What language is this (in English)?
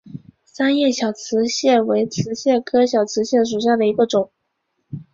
Chinese